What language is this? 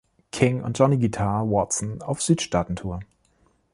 German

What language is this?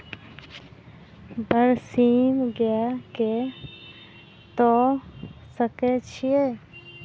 Maithili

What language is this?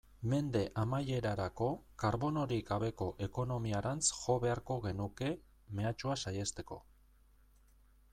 Basque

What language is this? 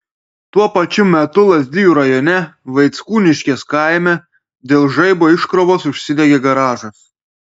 Lithuanian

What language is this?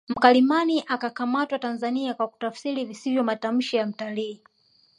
Swahili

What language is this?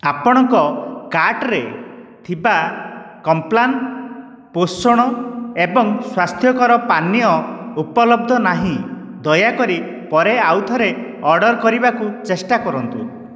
Odia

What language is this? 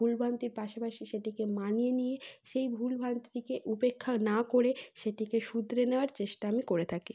Bangla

